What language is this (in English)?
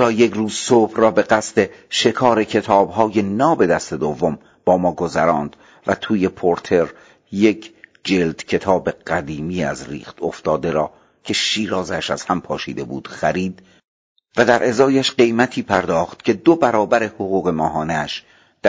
Persian